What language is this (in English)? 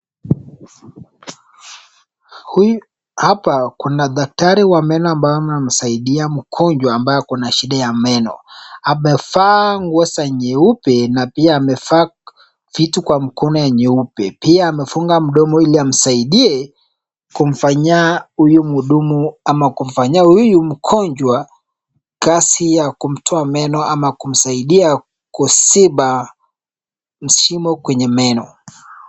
Swahili